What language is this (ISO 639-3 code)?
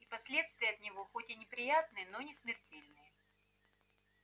rus